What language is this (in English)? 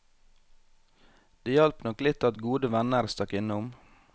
Norwegian